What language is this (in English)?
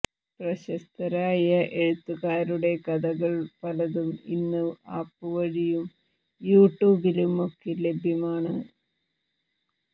Malayalam